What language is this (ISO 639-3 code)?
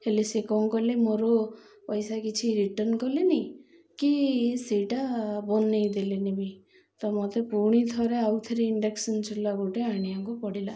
ori